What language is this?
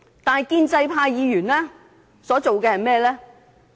Cantonese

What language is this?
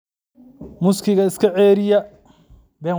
Somali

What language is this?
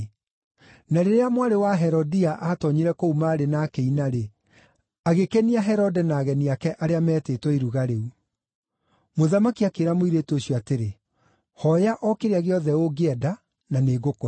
Kikuyu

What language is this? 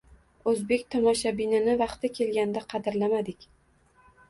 Uzbek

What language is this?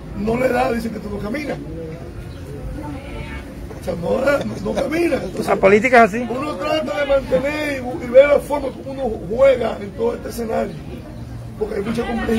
Spanish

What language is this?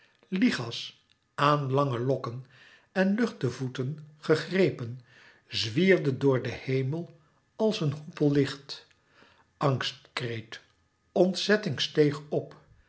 Dutch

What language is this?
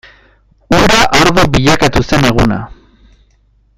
Basque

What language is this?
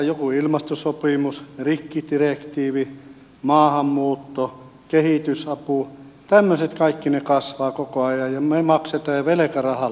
Finnish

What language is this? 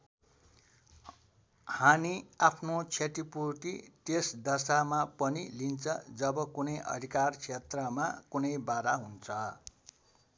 Nepali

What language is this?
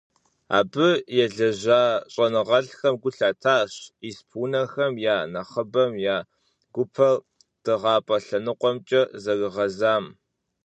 Kabardian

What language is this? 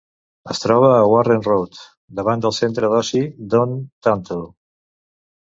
Catalan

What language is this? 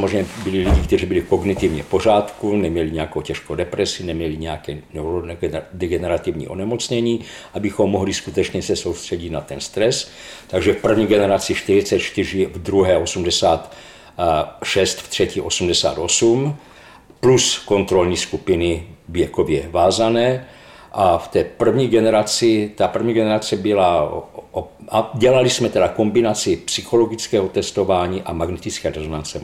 Czech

